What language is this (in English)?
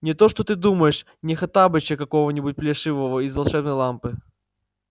Russian